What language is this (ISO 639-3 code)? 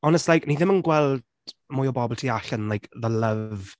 cym